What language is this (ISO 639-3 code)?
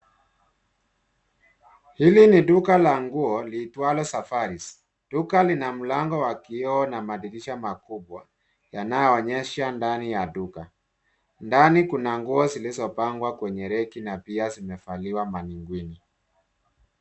swa